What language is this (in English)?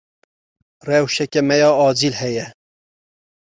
Kurdish